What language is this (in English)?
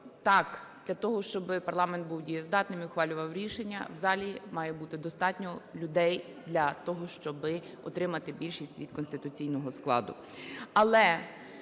Ukrainian